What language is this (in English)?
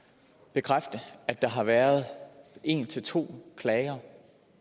Danish